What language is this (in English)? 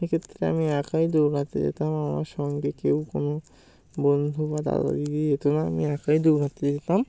Bangla